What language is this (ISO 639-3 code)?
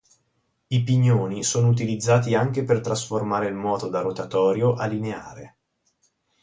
ita